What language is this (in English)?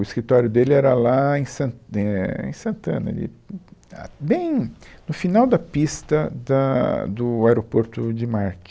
Portuguese